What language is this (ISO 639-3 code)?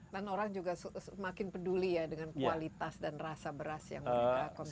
ind